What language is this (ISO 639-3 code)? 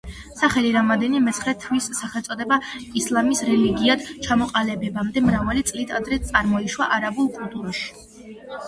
kat